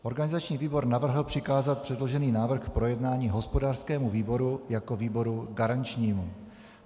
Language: Czech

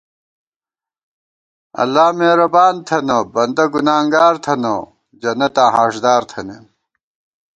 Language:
Gawar-Bati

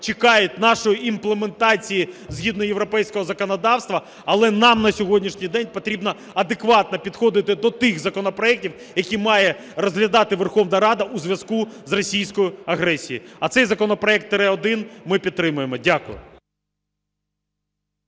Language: Ukrainian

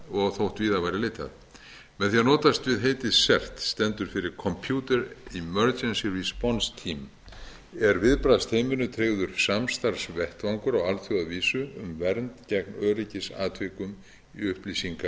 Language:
Icelandic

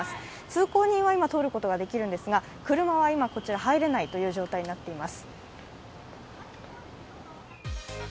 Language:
Japanese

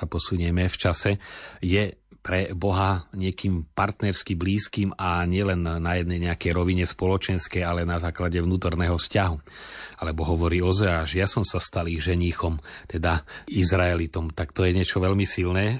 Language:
Slovak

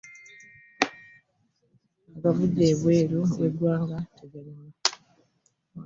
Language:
Ganda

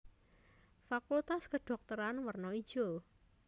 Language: Javanese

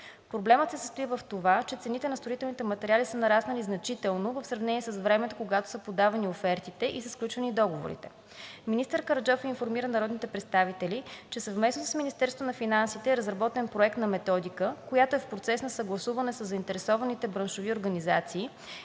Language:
Bulgarian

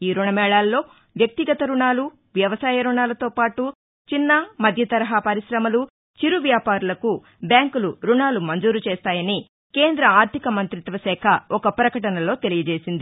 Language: Telugu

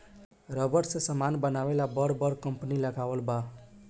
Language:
Bhojpuri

